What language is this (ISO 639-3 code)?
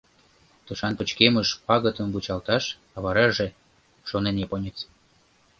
chm